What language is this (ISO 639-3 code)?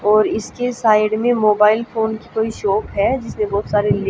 hin